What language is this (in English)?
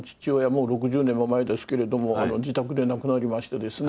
Japanese